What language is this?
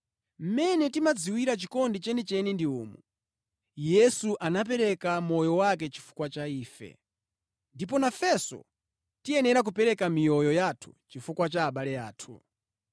Nyanja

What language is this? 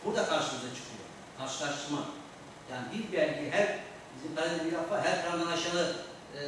Turkish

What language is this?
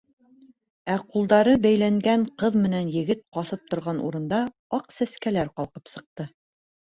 Bashkir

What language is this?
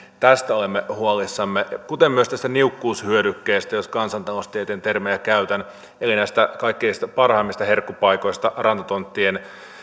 Finnish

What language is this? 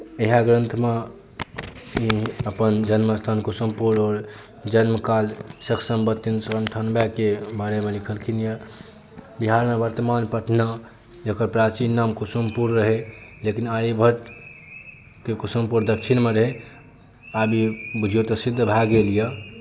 Maithili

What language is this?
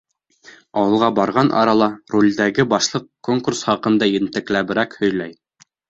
Bashkir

